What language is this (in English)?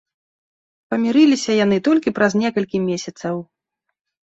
Belarusian